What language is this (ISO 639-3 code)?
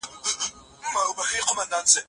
pus